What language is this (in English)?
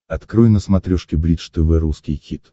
Russian